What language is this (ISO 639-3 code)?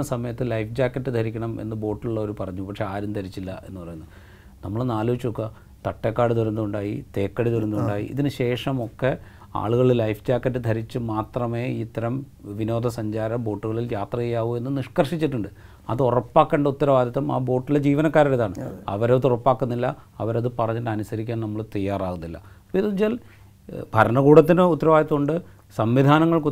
mal